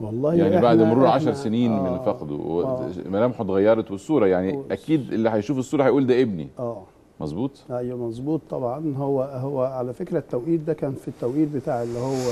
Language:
Arabic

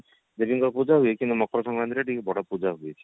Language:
Odia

